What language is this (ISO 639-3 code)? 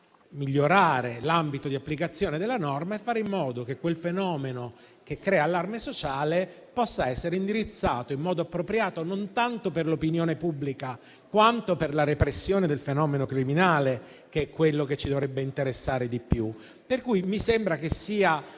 ita